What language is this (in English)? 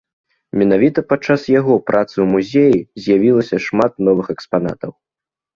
Belarusian